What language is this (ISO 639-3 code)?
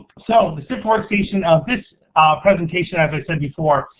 eng